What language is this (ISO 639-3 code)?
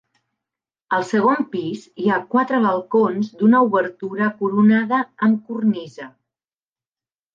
cat